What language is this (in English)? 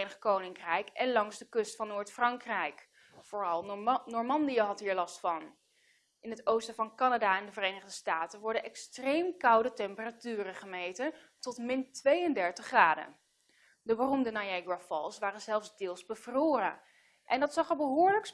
Dutch